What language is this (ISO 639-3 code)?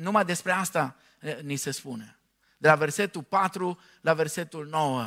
ron